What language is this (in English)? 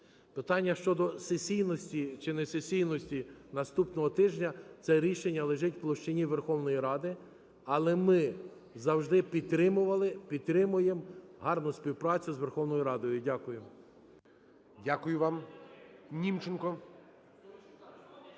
Ukrainian